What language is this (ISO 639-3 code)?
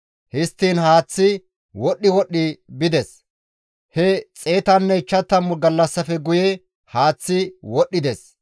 gmv